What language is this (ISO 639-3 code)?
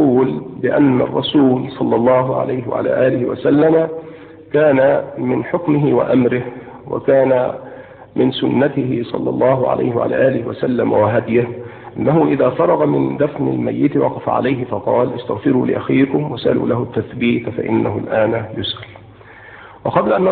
ara